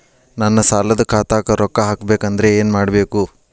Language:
Kannada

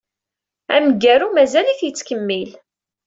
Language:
Kabyle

